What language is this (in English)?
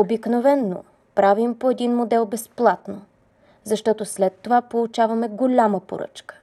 Bulgarian